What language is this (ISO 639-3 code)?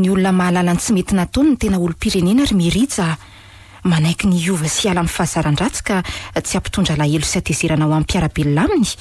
ron